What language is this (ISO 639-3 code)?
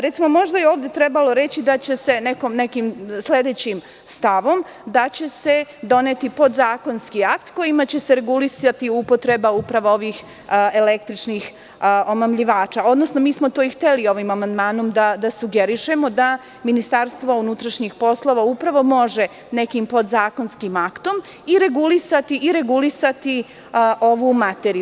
srp